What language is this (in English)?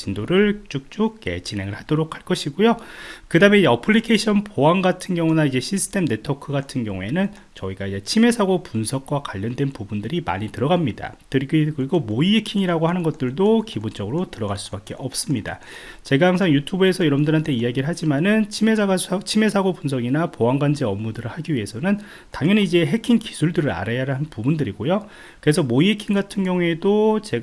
Korean